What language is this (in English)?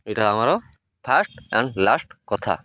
Odia